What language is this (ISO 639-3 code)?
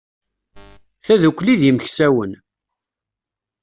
kab